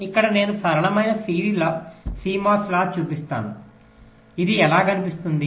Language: Telugu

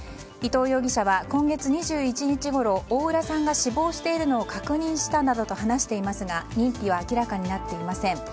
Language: Japanese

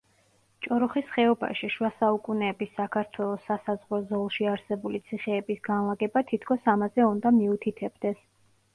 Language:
Georgian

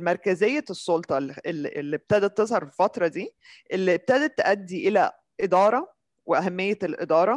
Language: Arabic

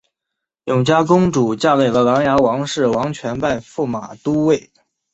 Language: Chinese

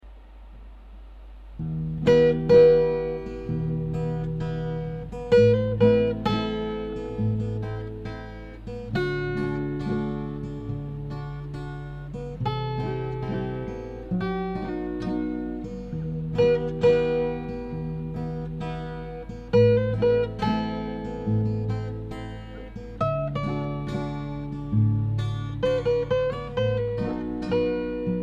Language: Croatian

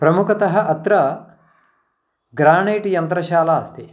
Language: Sanskrit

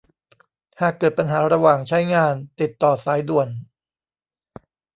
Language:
Thai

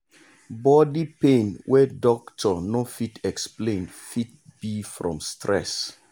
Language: Nigerian Pidgin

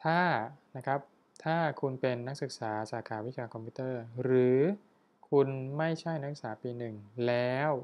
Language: Thai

